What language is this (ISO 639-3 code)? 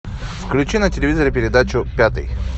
rus